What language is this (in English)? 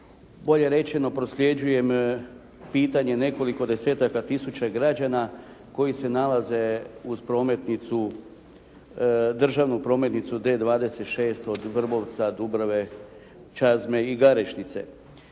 Croatian